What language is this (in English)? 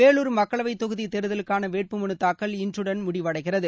Tamil